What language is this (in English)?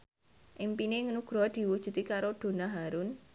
Javanese